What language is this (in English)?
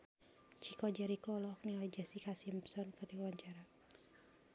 Sundanese